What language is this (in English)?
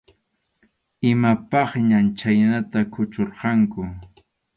Arequipa-La Unión Quechua